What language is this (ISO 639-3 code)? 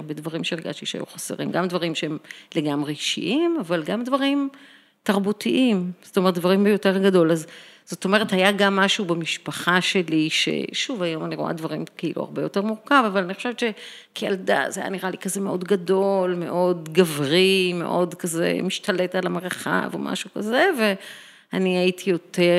heb